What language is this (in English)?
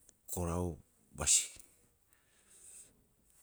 Rapoisi